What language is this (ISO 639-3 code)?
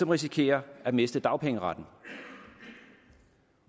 dan